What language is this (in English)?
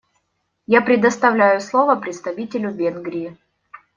Russian